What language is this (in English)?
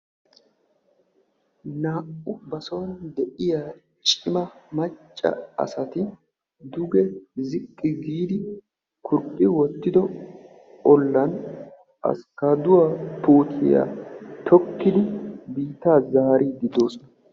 Wolaytta